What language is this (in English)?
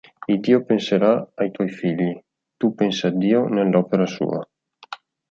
Italian